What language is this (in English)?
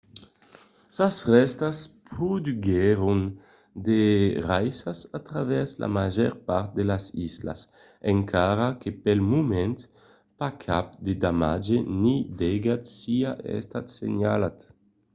Occitan